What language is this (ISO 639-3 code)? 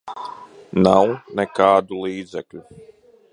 lav